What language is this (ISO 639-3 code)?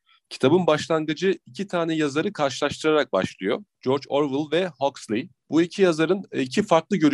tur